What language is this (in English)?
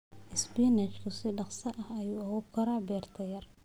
Somali